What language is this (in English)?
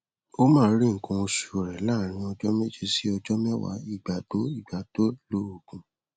Yoruba